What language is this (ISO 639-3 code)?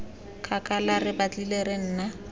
tsn